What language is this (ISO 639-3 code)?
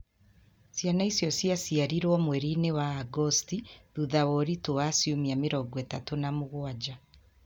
kik